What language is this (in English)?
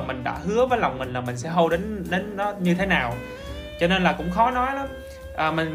Vietnamese